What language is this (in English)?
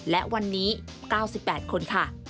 Thai